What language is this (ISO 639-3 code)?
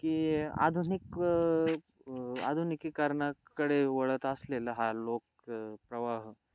mar